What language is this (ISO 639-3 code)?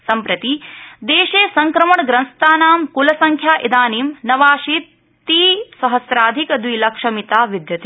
san